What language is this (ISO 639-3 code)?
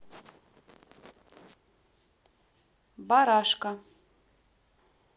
rus